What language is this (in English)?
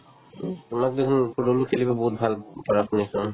Assamese